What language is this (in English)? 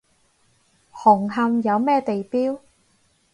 Cantonese